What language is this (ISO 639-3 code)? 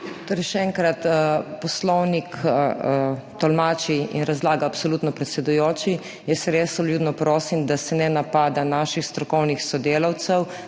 slv